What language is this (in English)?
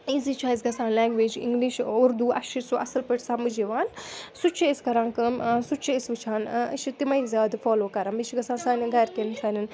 Kashmiri